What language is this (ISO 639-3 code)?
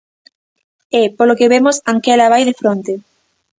glg